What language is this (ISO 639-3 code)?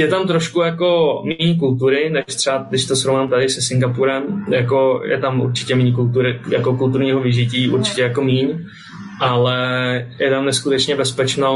ces